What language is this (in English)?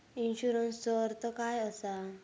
Marathi